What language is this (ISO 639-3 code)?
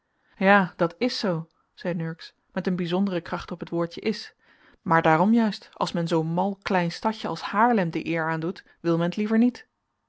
nld